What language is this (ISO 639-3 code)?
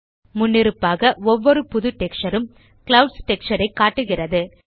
tam